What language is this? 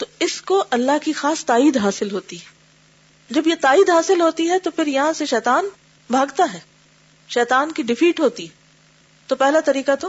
Urdu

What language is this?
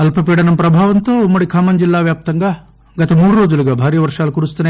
Telugu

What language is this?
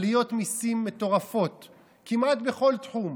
Hebrew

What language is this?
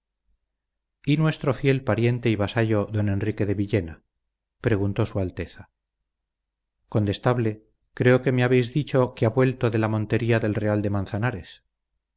Spanish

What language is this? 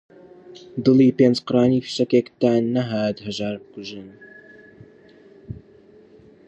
Central Kurdish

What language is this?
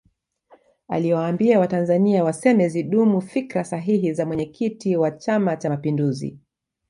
Swahili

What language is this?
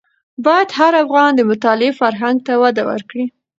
Pashto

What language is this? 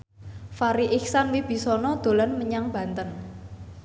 Javanese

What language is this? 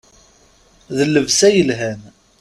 Kabyle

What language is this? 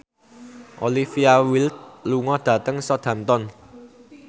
Javanese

